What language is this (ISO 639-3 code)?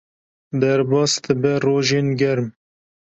kur